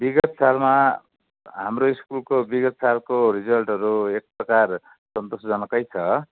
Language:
Nepali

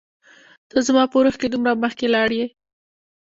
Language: Pashto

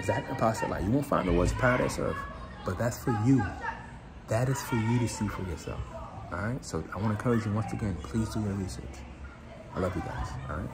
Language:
English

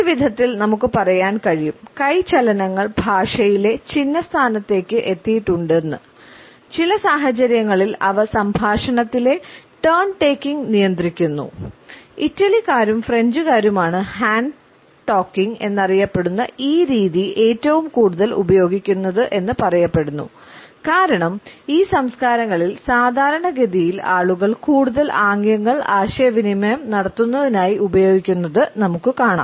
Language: Malayalam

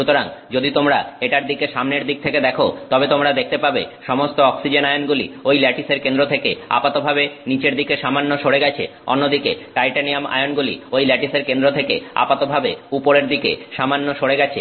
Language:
Bangla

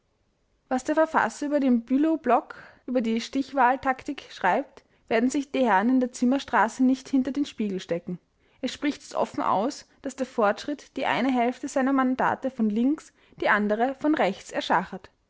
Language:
German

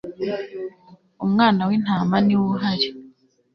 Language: Kinyarwanda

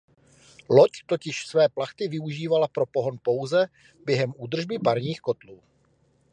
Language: Czech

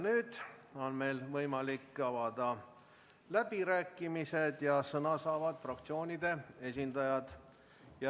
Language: Estonian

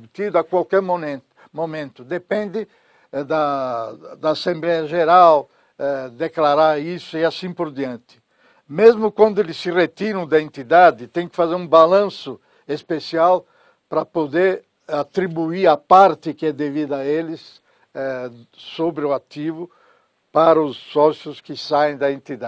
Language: Portuguese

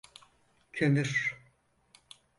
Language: Turkish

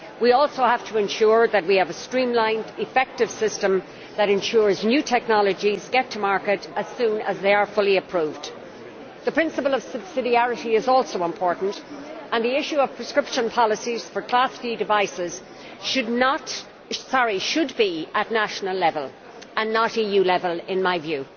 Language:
English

